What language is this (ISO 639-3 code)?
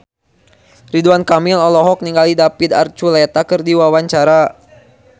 sun